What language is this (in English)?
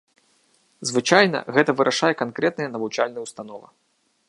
Belarusian